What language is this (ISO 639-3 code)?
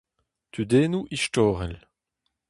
bre